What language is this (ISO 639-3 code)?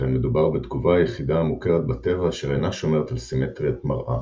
heb